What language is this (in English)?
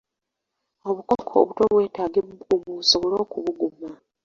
Ganda